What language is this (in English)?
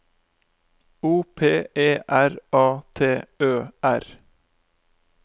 Norwegian